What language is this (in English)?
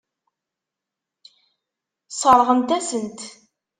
Kabyle